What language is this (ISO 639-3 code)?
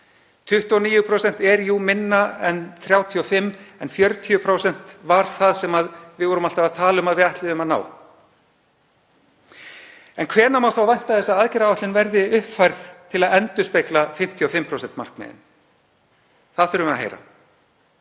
isl